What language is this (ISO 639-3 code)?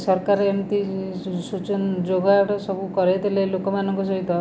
ori